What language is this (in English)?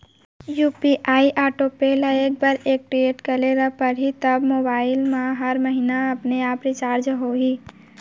Chhattisgarhi